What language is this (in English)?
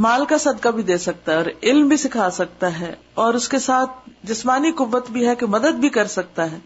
Urdu